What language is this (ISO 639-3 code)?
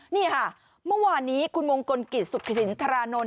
tha